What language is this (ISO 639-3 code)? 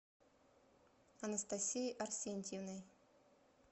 rus